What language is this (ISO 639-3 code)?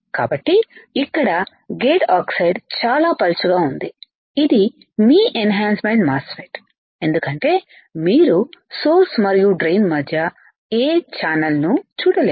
tel